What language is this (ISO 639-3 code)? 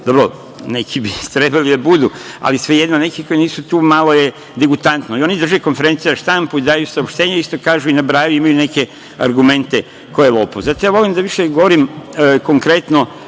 srp